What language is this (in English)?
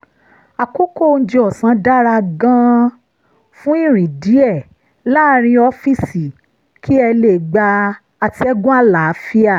Yoruba